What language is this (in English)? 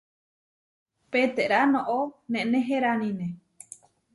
Huarijio